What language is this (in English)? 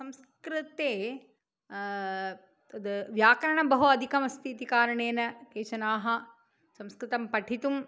Sanskrit